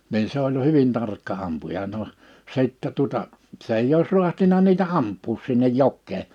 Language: Finnish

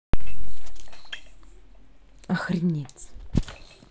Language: Russian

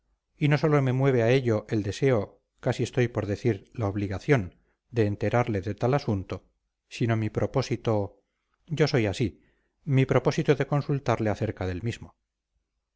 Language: Spanish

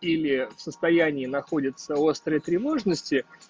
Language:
Russian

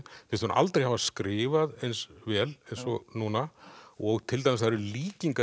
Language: Icelandic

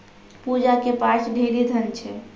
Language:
Maithili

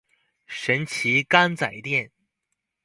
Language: Chinese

